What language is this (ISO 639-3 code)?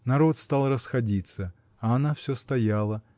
rus